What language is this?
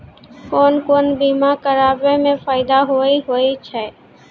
Maithili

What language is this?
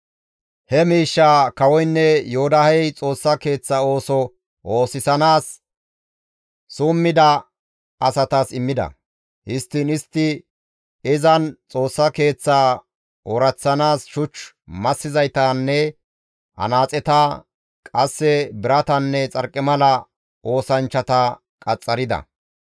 Gamo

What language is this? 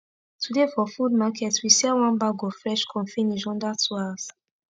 Nigerian Pidgin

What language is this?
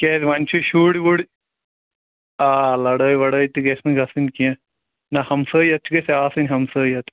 Kashmiri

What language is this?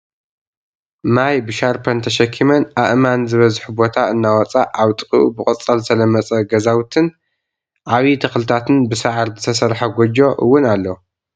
Tigrinya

